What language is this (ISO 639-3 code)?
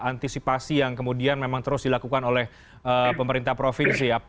ind